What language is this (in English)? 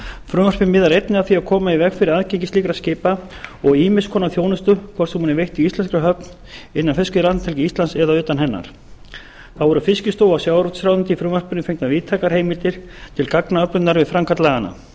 Icelandic